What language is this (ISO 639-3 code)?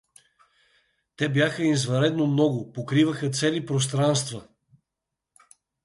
bul